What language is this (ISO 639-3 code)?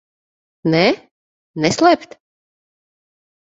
lav